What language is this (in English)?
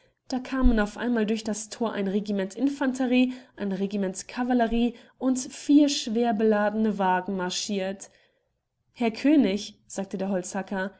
German